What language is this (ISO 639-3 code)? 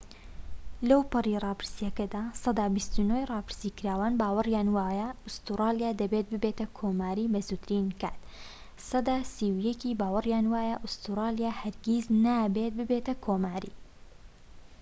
ckb